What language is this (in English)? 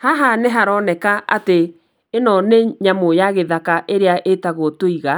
Kikuyu